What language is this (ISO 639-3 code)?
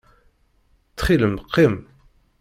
kab